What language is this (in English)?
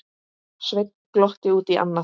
Icelandic